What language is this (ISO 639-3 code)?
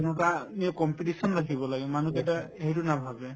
asm